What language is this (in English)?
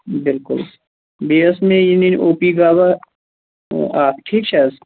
Kashmiri